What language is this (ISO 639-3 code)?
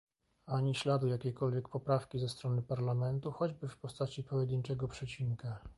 pol